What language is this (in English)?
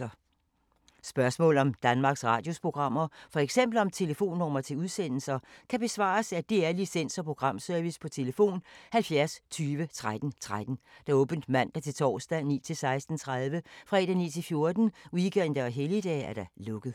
Danish